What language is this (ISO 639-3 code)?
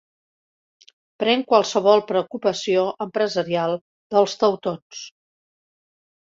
cat